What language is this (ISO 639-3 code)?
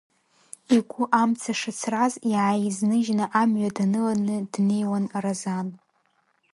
abk